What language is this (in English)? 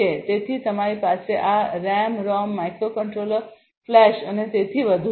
Gujarati